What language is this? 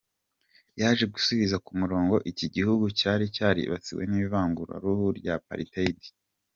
Kinyarwanda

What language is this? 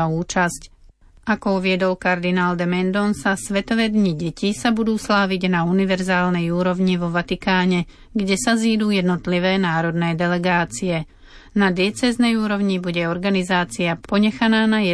Slovak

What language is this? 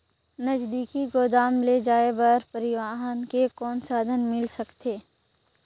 Chhattisgarhi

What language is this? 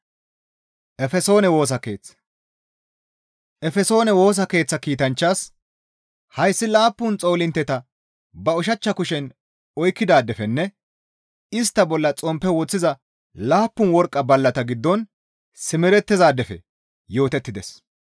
Gamo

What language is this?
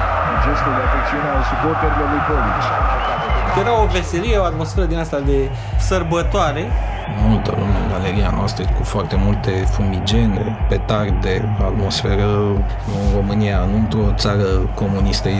Romanian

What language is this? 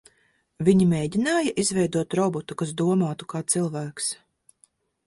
Latvian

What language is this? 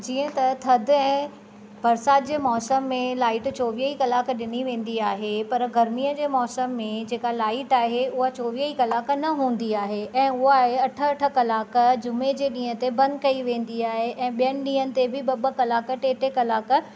Sindhi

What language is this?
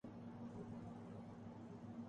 Urdu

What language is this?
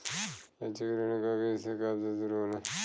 Bhojpuri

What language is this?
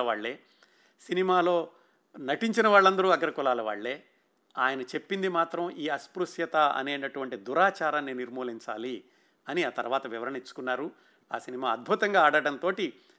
Telugu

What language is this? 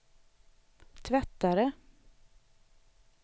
Swedish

